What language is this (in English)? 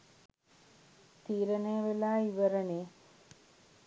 Sinhala